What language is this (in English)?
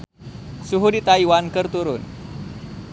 Sundanese